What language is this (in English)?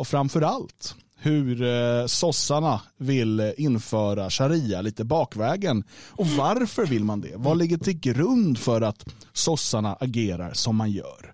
Swedish